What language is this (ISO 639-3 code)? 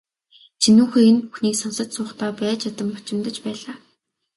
mon